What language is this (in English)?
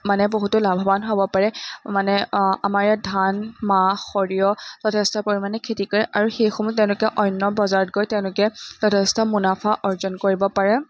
Assamese